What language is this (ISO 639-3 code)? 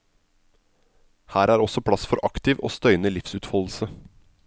nor